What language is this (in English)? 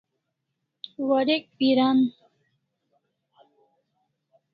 Kalasha